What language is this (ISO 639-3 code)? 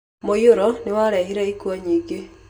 kik